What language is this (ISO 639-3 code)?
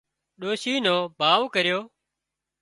kxp